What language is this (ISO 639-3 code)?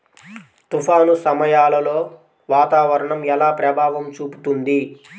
tel